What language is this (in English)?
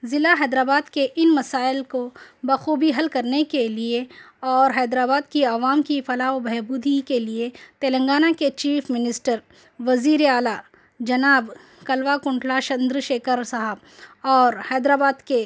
Urdu